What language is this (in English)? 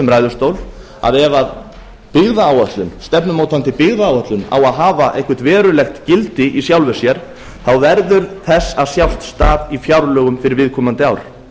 Icelandic